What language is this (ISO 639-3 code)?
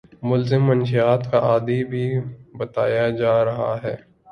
urd